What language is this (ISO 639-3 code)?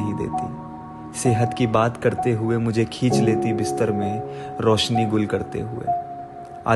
hin